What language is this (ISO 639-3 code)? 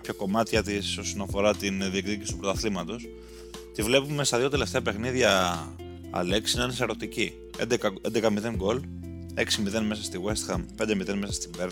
ell